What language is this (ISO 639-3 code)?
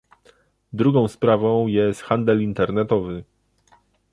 pol